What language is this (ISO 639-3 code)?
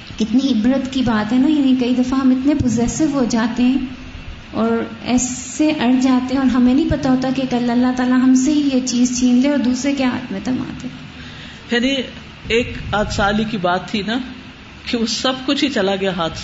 urd